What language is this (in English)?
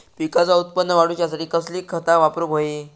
Marathi